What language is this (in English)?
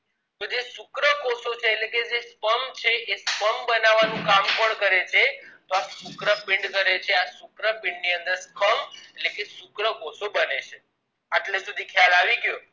Gujarati